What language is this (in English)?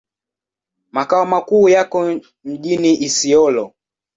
Swahili